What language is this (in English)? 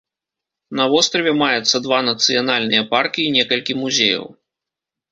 Belarusian